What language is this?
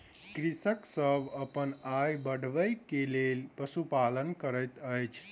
Maithili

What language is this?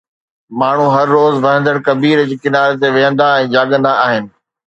Sindhi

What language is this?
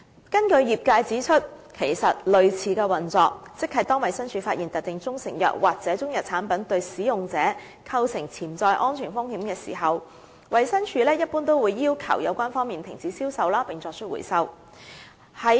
Cantonese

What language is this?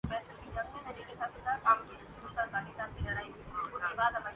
Urdu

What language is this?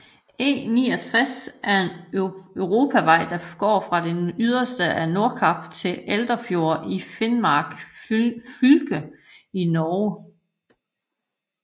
Danish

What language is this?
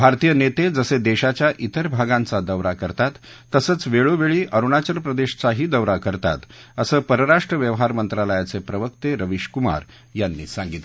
Marathi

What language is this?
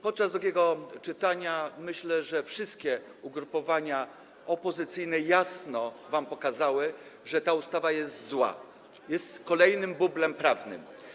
Polish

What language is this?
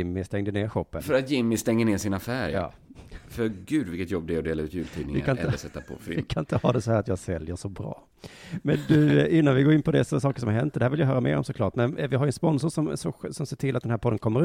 Swedish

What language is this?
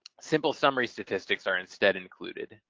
English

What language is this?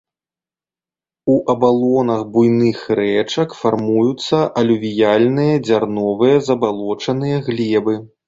Belarusian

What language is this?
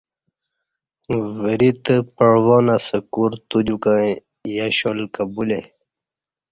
Kati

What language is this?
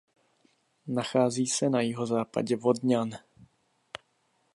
Czech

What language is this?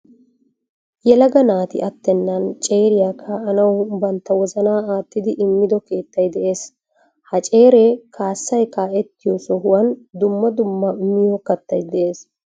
Wolaytta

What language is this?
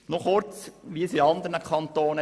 Swiss German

